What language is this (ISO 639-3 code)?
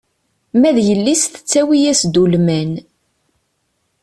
kab